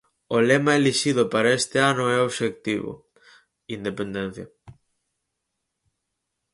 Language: Galician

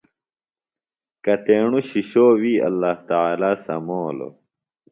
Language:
Phalura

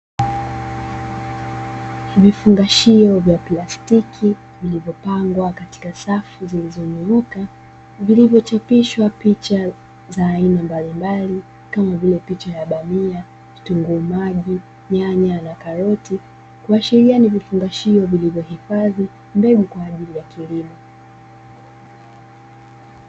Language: Swahili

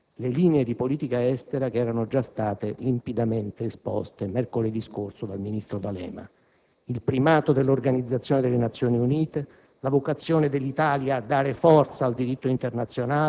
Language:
Italian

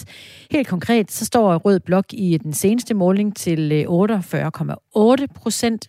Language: Danish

